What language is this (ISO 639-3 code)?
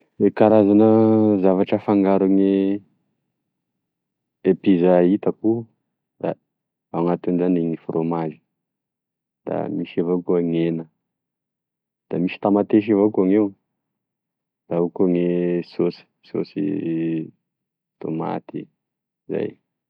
tkg